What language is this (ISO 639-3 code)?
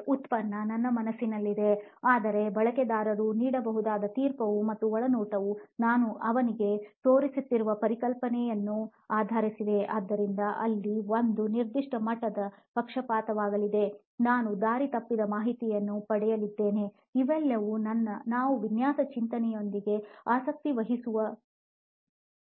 kan